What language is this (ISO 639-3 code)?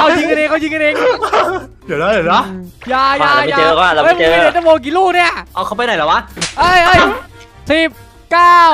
tha